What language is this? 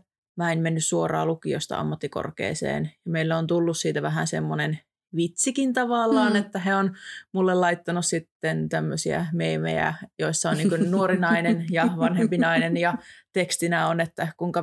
Finnish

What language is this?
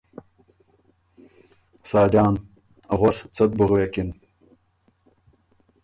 Ormuri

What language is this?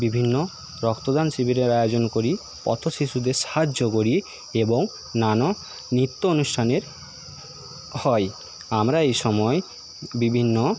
Bangla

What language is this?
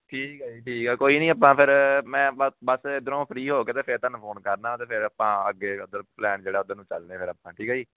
Punjabi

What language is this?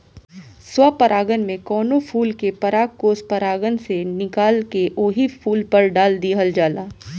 Bhojpuri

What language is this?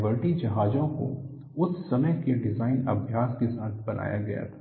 Hindi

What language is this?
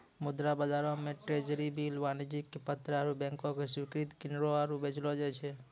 Maithili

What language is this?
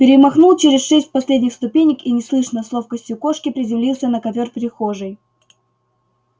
Russian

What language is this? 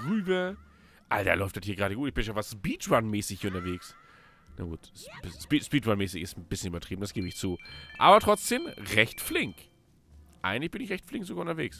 German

